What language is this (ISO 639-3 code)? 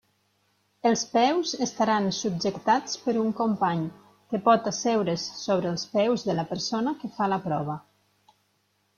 cat